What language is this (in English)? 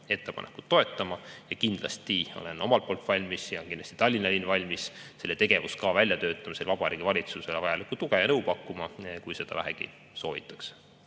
Estonian